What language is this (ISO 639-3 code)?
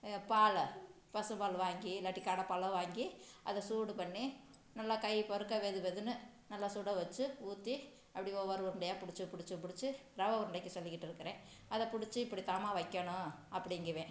tam